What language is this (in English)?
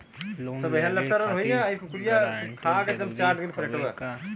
Bhojpuri